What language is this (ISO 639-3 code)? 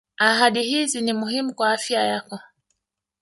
swa